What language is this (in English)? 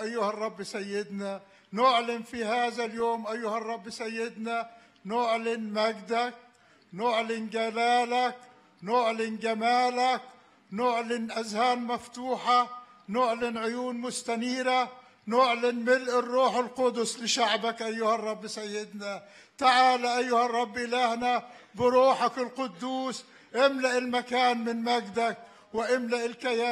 Arabic